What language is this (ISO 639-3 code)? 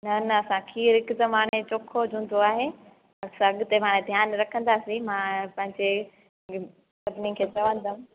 snd